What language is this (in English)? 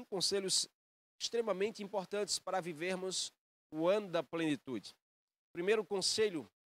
Portuguese